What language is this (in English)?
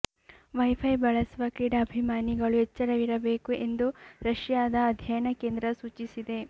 Kannada